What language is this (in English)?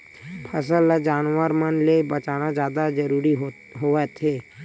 Chhattisgarhi